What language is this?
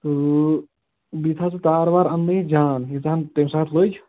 Kashmiri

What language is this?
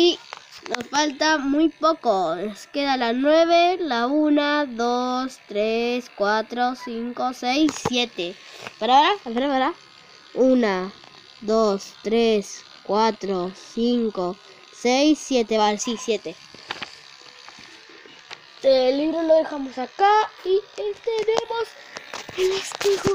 Spanish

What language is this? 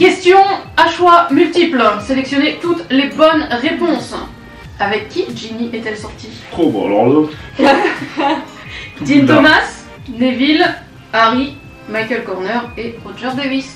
French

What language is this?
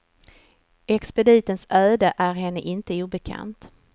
Swedish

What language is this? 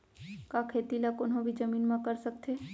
Chhattisgarhi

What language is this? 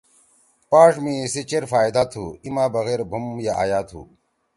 Torwali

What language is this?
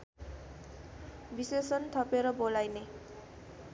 Nepali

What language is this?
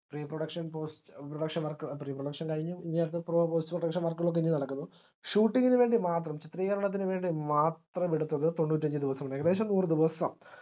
Malayalam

